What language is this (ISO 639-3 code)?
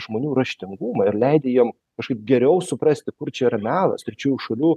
lit